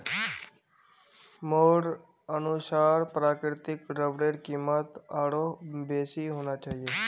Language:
Magahi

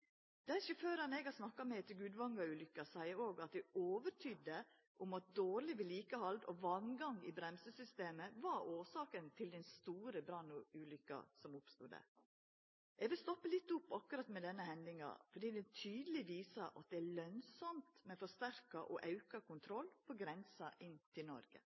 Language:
Norwegian Nynorsk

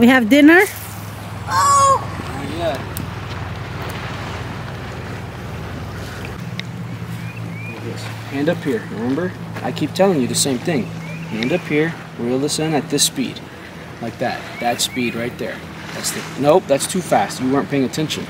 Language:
Romanian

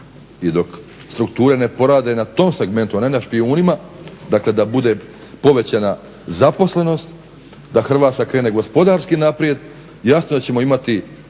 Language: Croatian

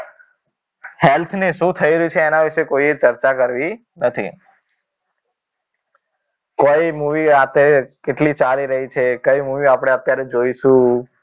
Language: Gujarati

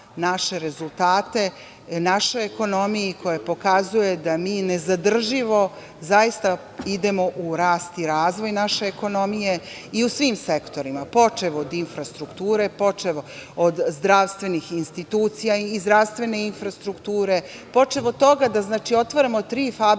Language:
Serbian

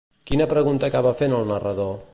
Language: Catalan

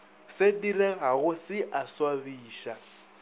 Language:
Northern Sotho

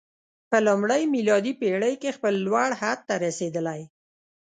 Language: Pashto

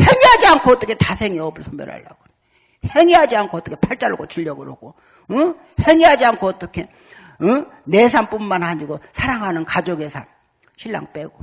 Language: Korean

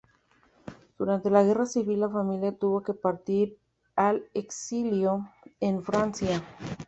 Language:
Spanish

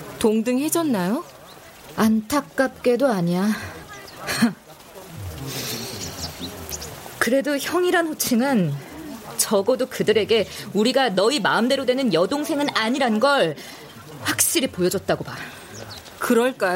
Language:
Korean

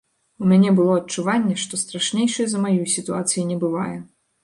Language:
Belarusian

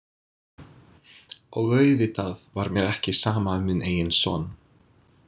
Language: Icelandic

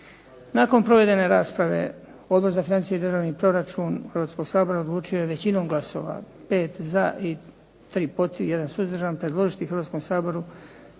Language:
Croatian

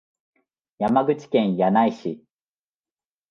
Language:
Japanese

